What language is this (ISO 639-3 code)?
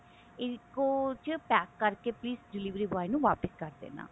pan